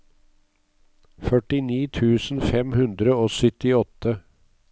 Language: Norwegian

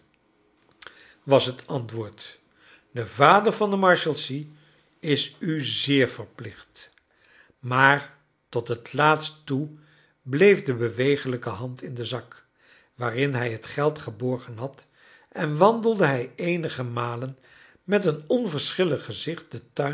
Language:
Dutch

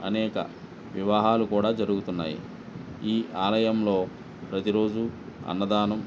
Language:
Telugu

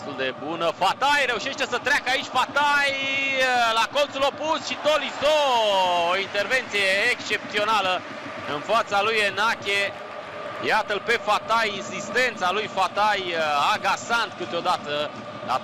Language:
Romanian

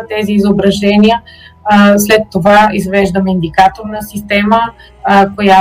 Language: Bulgarian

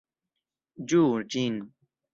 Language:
Esperanto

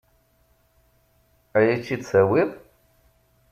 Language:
Kabyle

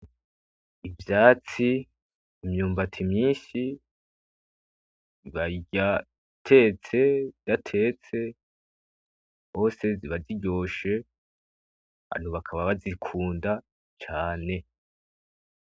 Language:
Rundi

